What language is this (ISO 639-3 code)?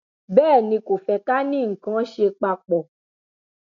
yor